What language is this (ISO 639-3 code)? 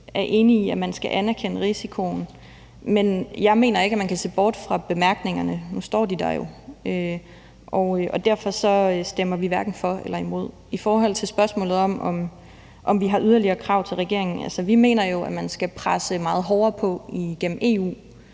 dan